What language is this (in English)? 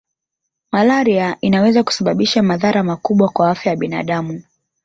Swahili